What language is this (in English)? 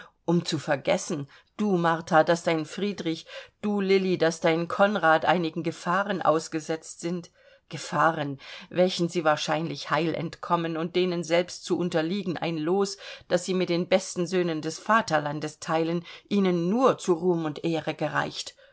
German